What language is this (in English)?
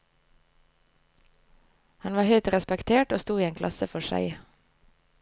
Norwegian